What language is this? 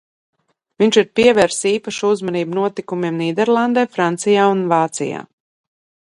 Latvian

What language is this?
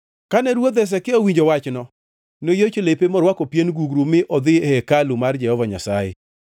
Luo (Kenya and Tanzania)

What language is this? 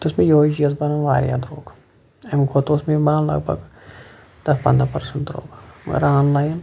Kashmiri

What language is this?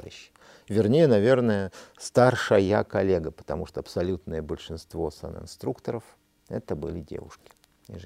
Russian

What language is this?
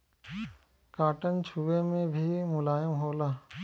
Bhojpuri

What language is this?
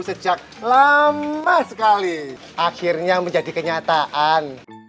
Indonesian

